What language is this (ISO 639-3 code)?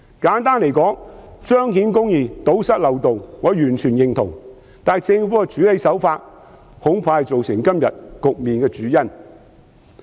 yue